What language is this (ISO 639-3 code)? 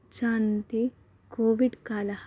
san